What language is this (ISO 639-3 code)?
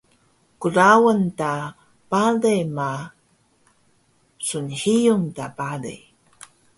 trv